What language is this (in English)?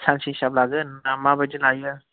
Bodo